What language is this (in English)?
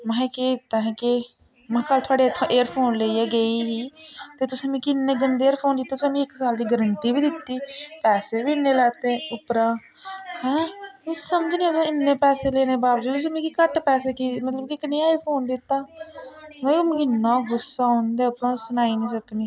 Dogri